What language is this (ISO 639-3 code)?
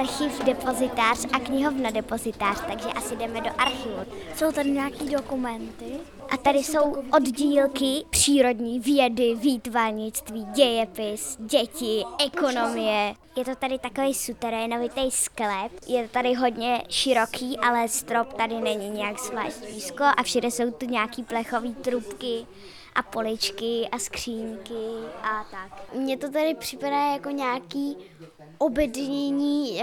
ces